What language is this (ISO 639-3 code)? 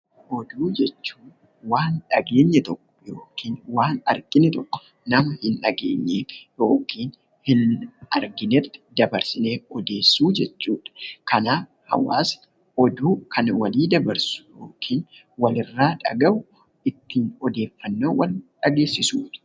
orm